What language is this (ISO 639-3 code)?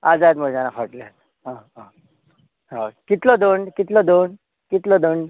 kok